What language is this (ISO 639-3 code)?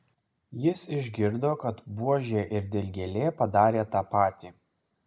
lit